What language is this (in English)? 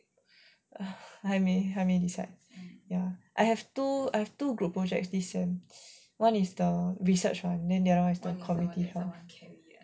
English